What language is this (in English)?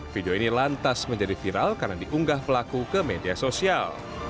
Indonesian